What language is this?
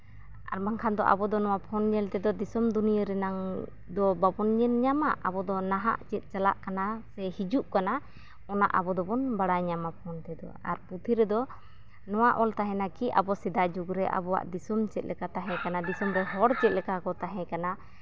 Santali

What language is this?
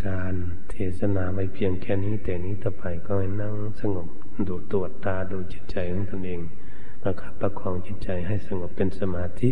Thai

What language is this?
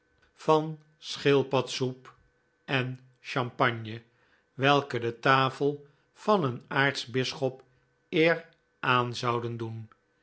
Dutch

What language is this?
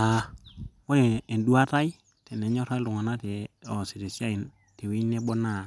Masai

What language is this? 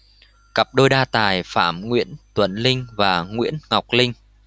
Vietnamese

